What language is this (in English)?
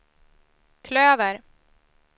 Swedish